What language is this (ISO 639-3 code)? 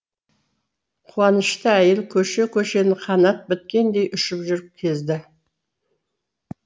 kaz